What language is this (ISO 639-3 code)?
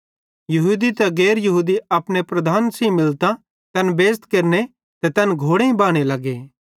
bhd